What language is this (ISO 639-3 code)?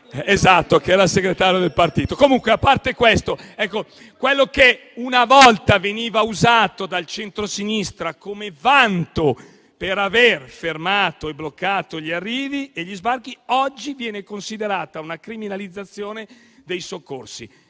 ita